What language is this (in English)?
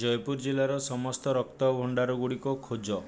Odia